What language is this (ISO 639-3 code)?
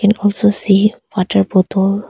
eng